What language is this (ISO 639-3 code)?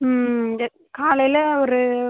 tam